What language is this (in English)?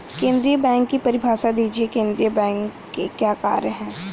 Hindi